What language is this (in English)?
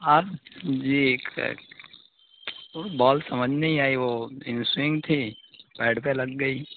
Urdu